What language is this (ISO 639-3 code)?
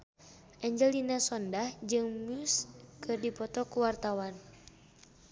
sun